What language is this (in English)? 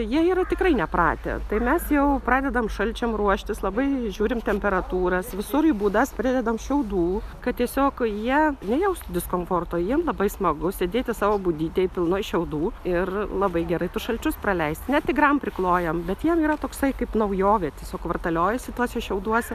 Lithuanian